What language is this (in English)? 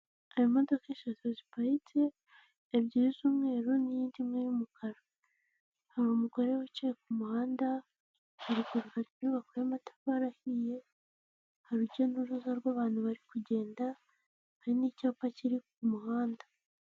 Kinyarwanda